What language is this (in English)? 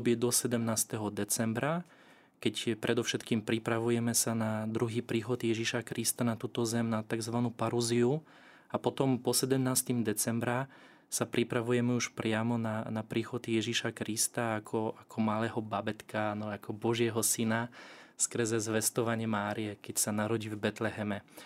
Slovak